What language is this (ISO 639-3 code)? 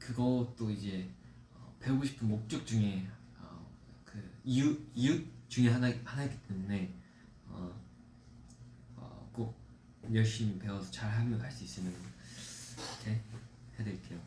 kor